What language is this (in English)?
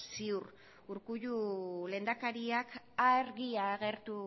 Basque